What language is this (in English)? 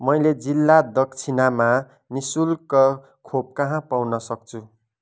Nepali